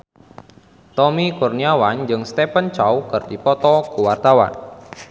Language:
Sundanese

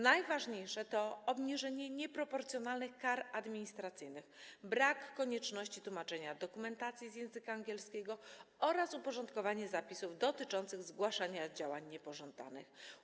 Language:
Polish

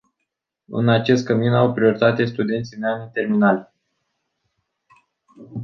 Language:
Romanian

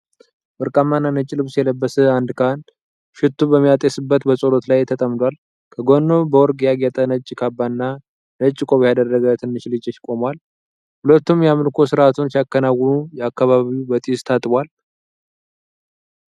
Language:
Amharic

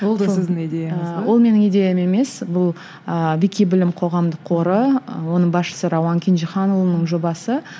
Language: Kazakh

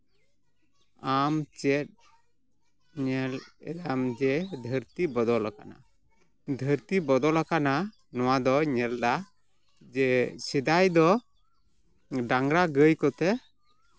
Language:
Santali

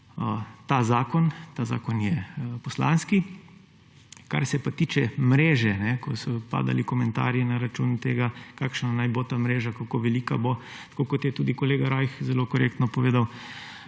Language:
Slovenian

